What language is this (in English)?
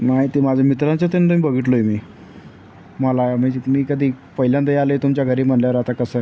Marathi